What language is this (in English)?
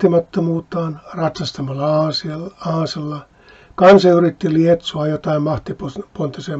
Finnish